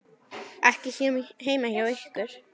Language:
Icelandic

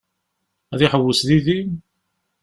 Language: Kabyle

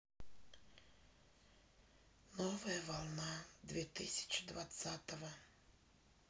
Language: Russian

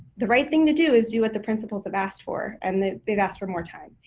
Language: English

